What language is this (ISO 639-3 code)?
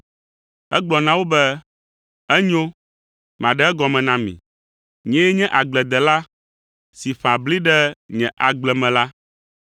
ewe